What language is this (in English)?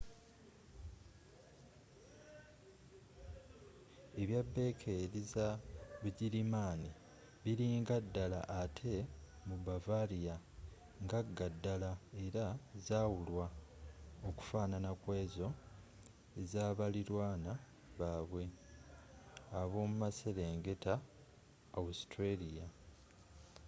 Ganda